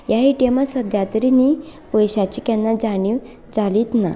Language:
Konkani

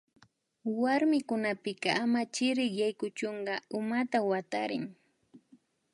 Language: Imbabura Highland Quichua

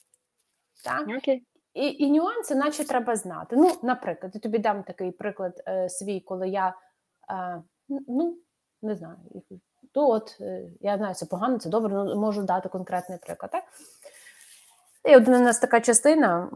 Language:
Ukrainian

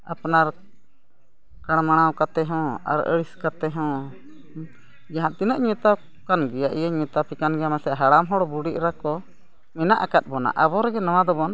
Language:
Santali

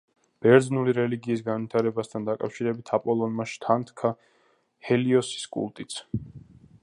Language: Georgian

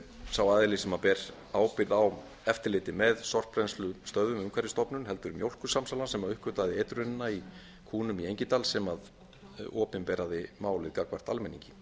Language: Icelandic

